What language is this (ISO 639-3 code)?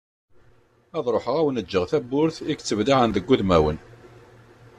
kab